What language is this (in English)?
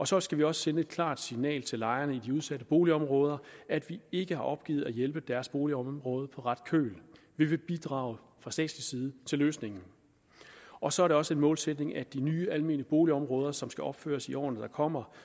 Danish